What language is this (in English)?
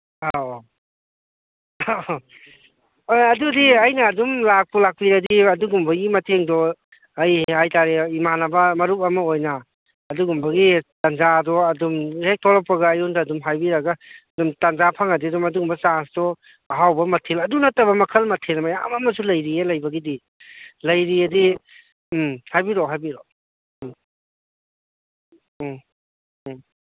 Manipuri